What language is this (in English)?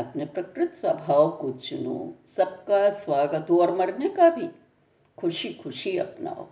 Hindi